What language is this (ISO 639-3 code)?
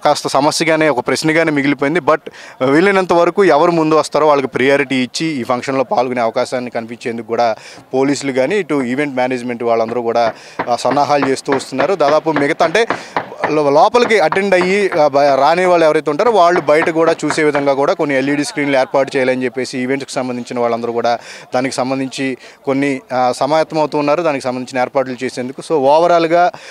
tel